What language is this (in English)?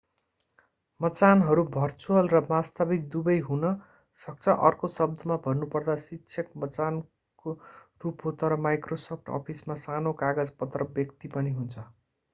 Nepali